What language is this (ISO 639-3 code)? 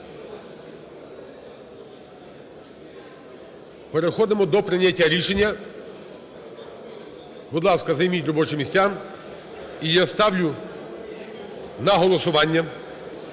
ukr